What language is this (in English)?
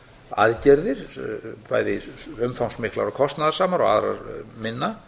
Icelandic